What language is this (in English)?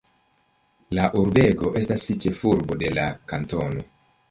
Esperanto